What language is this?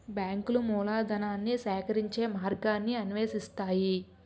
Telugu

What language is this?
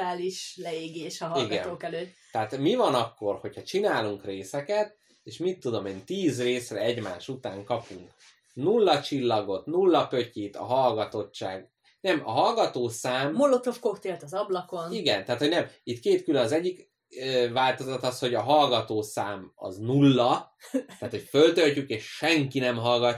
Hungarian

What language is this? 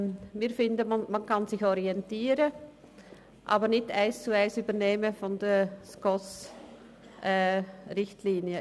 Swiss German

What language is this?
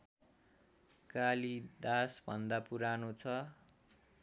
Nepali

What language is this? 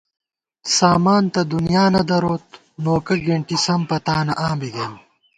Gawar-Bati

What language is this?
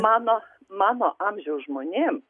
Lithuanian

